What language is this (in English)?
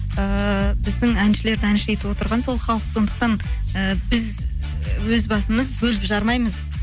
Kazakh